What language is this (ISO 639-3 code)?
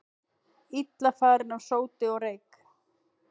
isl